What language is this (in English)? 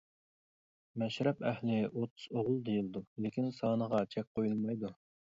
Uyghur